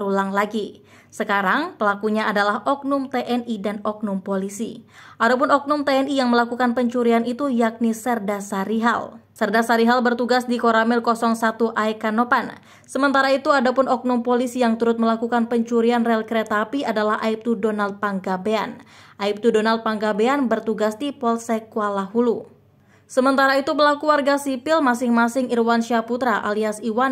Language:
Indonesian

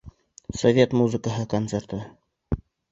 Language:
Bashkir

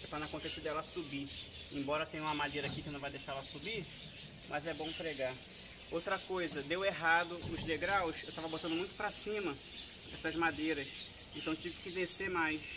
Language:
Portuguese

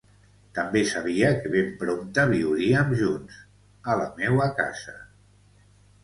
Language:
Catalan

